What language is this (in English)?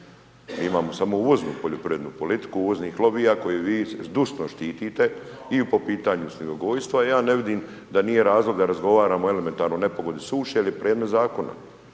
Croatian